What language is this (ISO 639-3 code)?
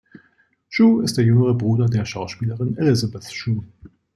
deu